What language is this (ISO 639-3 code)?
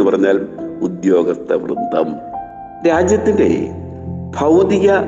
mal